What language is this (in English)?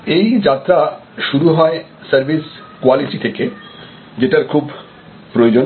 Bangla